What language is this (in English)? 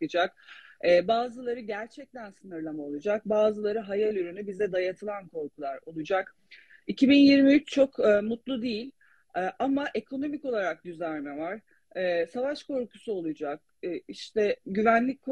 Turkish